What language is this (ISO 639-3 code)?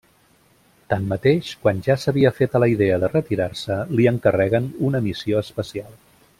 cat